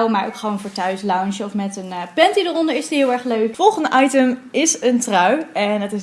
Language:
Dutch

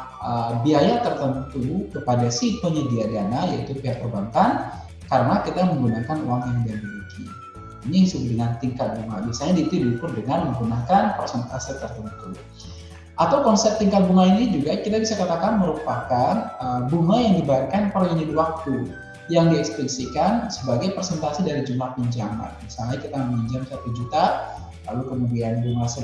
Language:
Indonesian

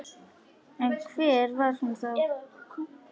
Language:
Icelandic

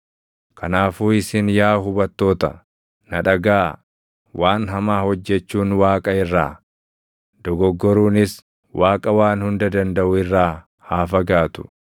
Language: Oromo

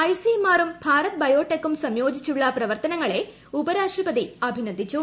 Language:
Malayalam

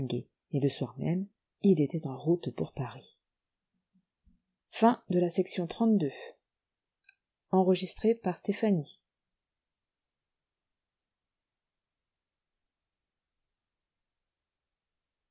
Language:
French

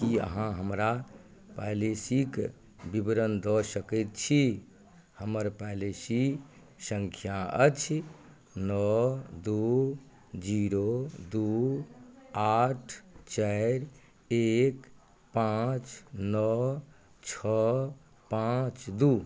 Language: Maithili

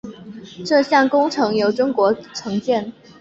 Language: Chinese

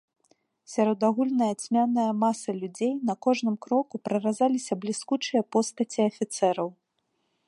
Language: Belarusian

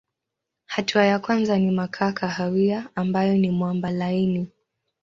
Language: Swahili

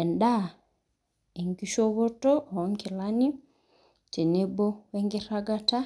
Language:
Masai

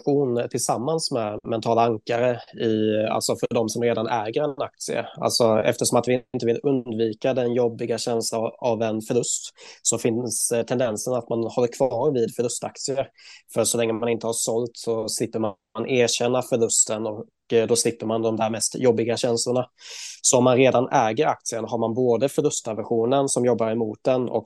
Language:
Swedish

